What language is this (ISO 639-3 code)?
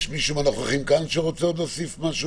heb